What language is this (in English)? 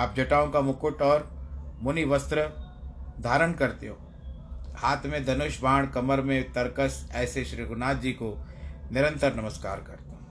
Hindi